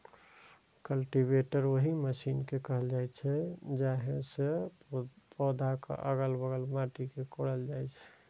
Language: Maithili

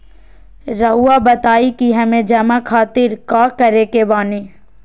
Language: Magahi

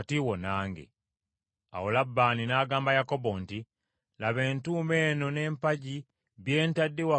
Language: Ganda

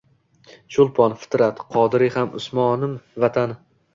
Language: Uzbek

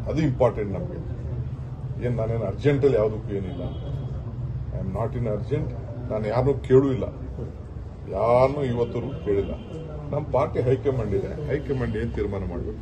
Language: Arabic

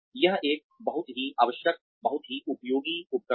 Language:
Hindi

